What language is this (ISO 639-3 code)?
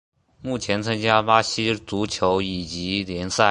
zho